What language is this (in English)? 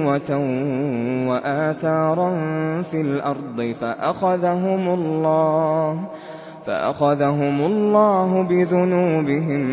Arabic